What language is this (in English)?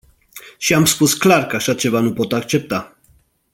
Romanian